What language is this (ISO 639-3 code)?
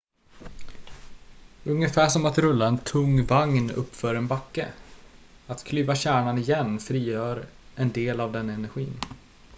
swe